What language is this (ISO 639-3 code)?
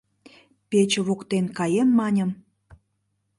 chm